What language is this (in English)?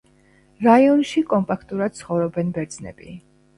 Georgian